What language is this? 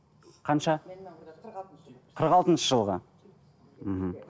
Kazakh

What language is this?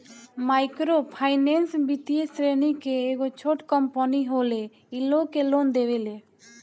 Bhojpuri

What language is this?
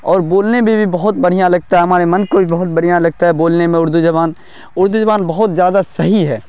Urdu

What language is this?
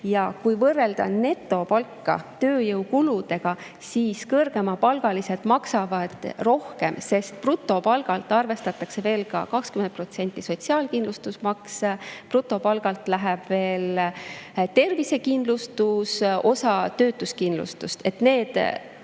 Estonian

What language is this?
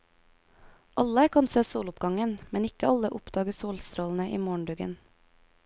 Norwegian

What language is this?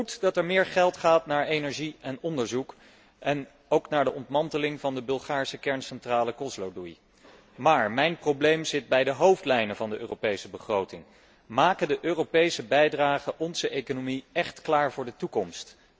Dutch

